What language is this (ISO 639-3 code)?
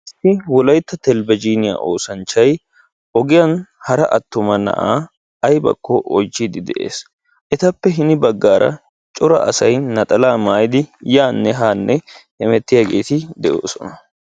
wal